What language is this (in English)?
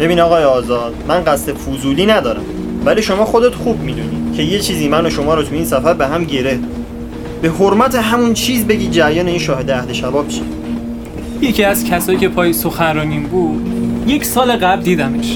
Persian